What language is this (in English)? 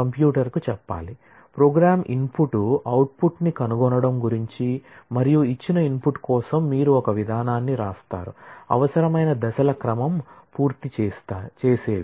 Telugu